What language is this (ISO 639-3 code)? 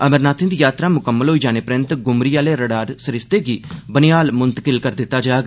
doi